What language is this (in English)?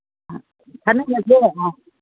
Manipuri